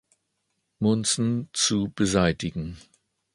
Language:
German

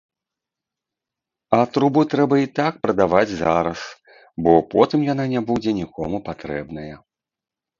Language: Belarusian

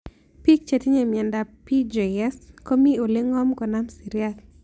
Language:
Kalenjin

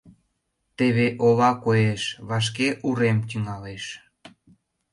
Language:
Mari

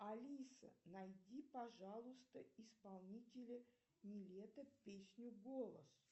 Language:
Russian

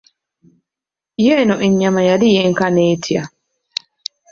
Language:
Ganda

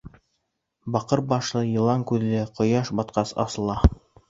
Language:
Bashkir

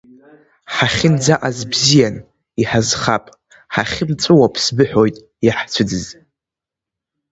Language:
Abkhazian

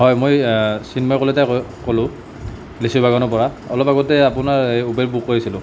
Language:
Assamese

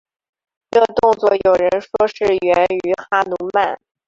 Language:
Chinese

